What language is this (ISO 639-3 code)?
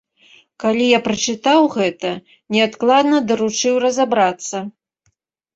bel